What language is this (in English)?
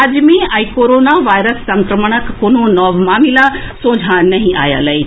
Maithili